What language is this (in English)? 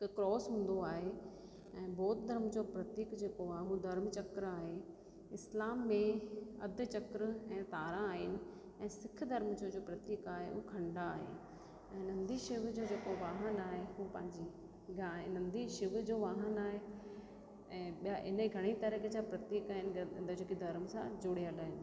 Sindhi